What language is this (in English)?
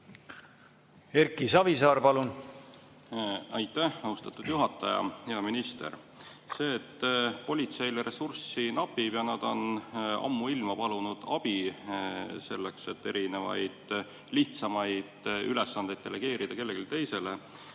Estonian